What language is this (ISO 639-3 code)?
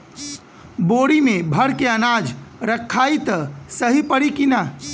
bho